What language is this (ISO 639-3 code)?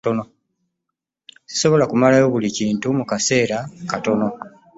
lug